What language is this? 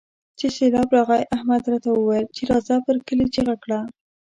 Pashto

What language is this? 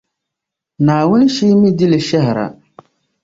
Dagbani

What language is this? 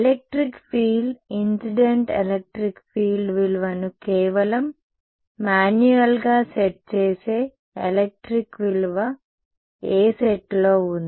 Telugu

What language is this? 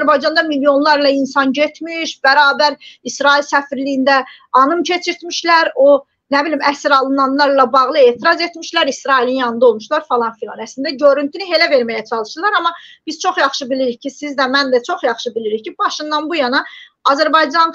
Turkish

